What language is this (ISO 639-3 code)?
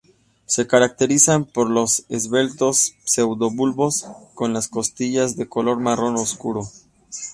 spa